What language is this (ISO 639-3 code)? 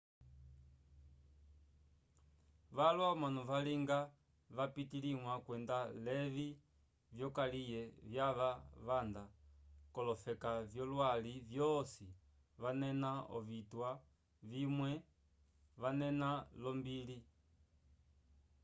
umb